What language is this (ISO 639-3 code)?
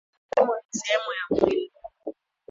swa